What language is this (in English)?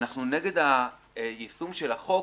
Hebrew